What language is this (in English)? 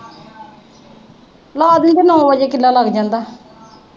Punjabi